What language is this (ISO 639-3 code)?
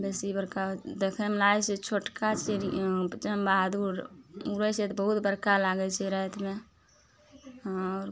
mai